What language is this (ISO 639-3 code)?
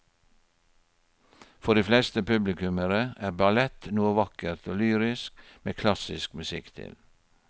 nor